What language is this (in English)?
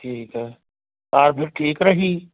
Punjabi